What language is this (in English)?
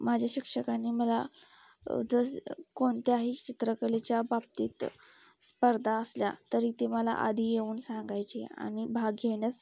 Marathi